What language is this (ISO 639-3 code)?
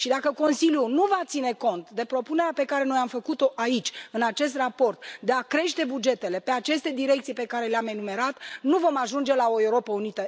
ron